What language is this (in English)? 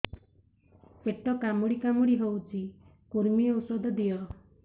Odia